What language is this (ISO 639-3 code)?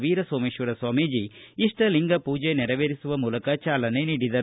kan